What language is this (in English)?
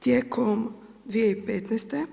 Croatian